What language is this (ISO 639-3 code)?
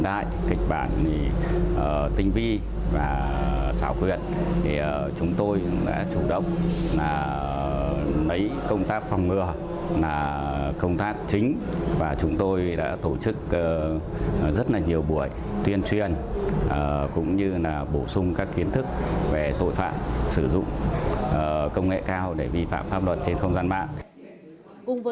vie